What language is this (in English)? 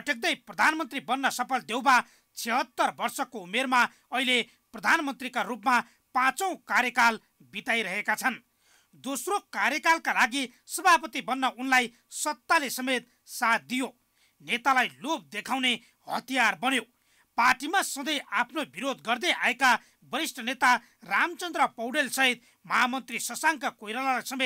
Hindi